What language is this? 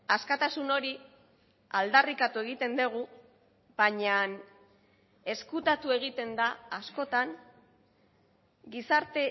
Basque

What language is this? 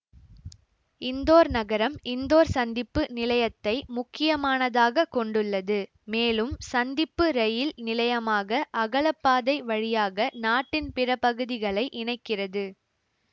Tamil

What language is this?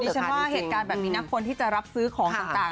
Thai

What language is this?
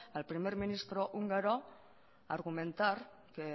Spanish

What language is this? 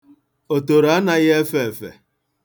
Igbo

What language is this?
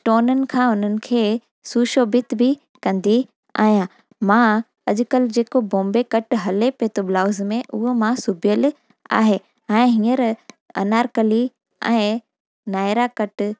Sindhi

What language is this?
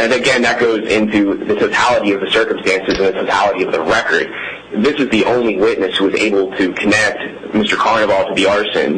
English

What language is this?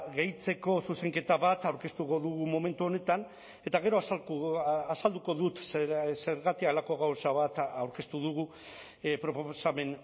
Basque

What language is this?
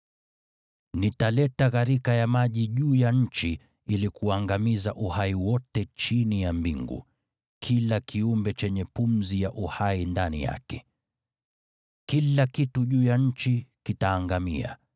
Swahili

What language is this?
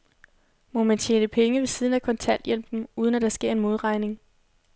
Danish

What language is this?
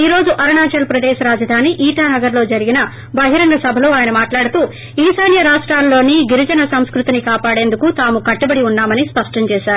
Telugu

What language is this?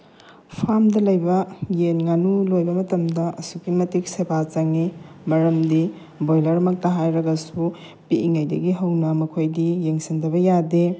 Manipuri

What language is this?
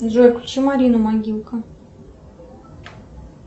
Russian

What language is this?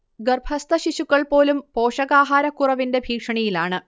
Malayalam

